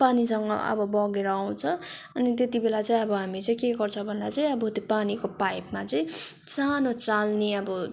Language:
Nepali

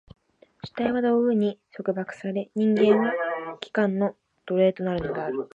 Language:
Japanese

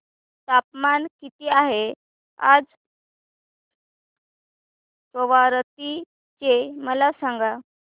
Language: Marathi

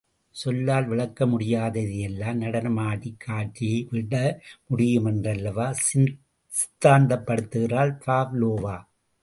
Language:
Tamil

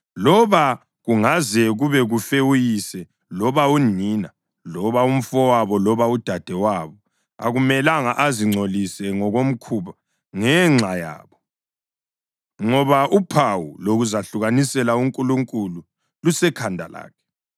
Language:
North Ndebele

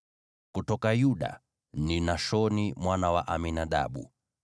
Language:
Swahili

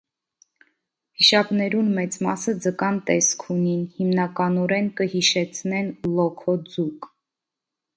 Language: Armenian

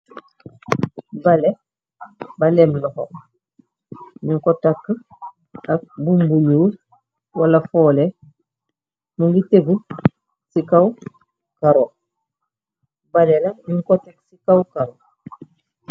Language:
Wolof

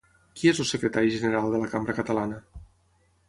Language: Catalan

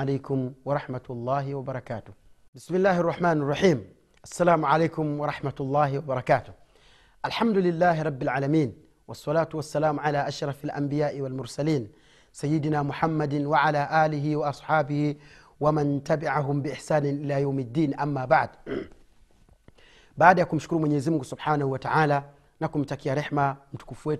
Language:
Swahili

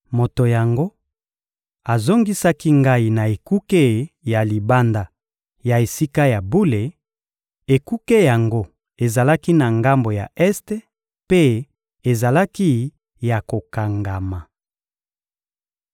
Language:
Lingala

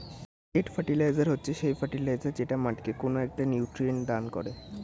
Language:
Bangla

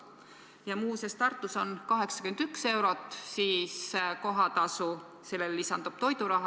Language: Estonian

